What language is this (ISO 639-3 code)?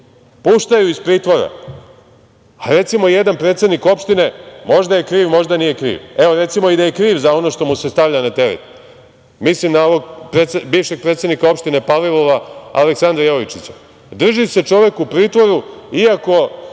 srp